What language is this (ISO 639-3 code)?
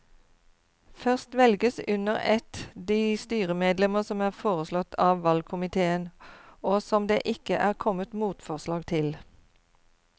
nor